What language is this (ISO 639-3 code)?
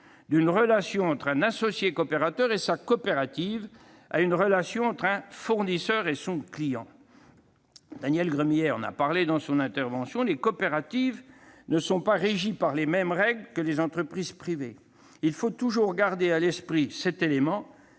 fra